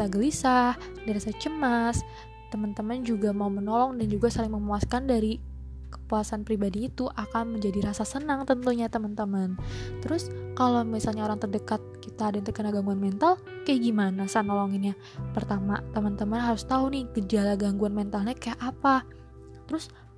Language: Indonesian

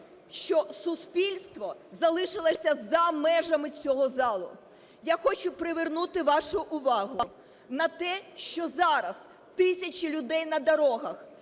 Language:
Ukrainian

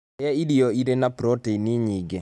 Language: Kikuyu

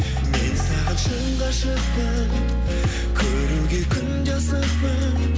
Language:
Kazakh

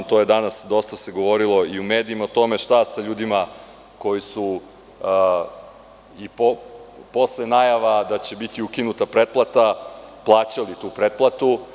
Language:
Serbian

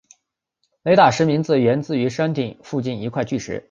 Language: Chinese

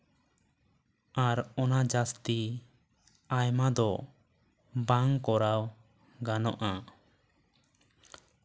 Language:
Santali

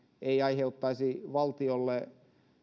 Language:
Finnish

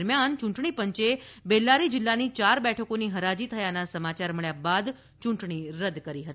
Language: Gujarati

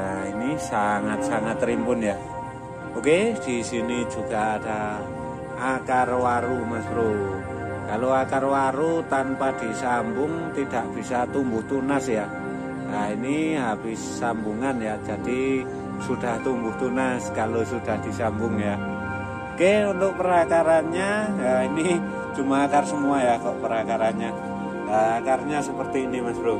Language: Indonesian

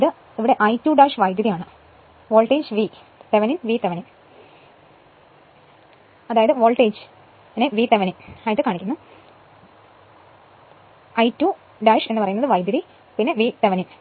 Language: Malayalam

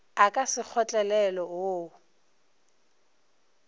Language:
Northern Sotho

